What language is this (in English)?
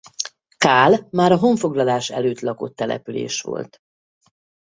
Hungarian